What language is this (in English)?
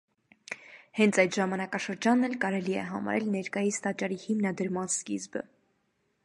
Armenian